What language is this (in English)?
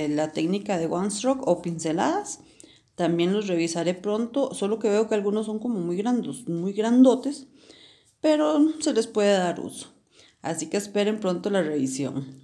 Spanish